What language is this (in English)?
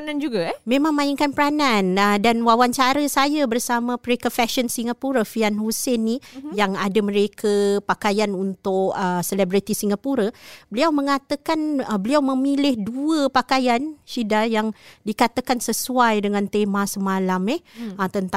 Malay